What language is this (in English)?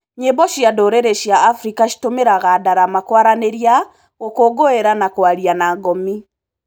Kikuyu